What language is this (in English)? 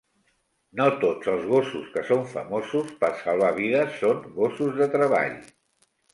Catalan